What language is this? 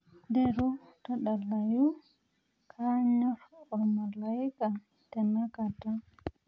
Masai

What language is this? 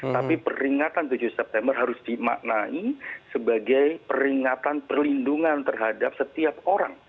Indonesian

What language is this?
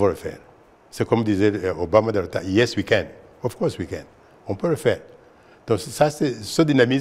French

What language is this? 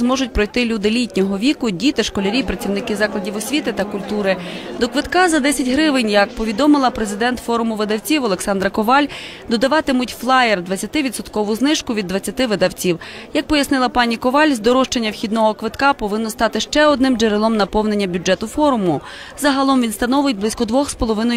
Ukrainian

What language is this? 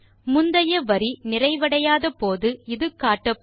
Tamil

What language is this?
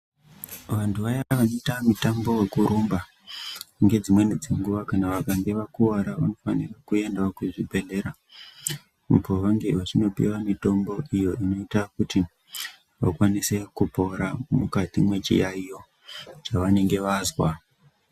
Ndau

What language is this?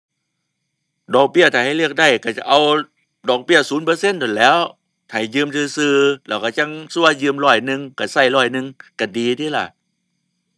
Thai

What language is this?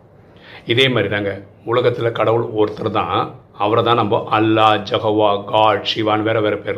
Tamil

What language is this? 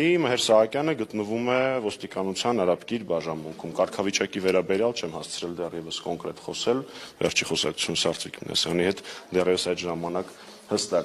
Romanian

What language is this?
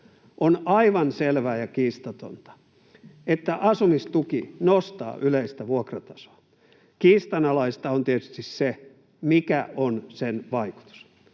Finnish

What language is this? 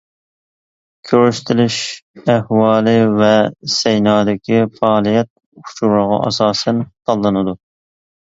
Uyghur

